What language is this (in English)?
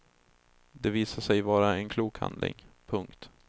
Swedish